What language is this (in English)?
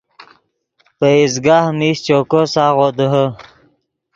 Yidgha